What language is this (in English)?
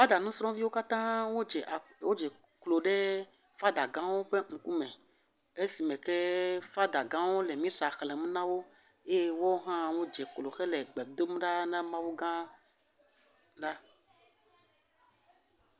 Ewe